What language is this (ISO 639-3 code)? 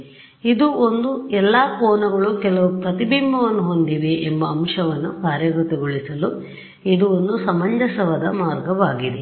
kan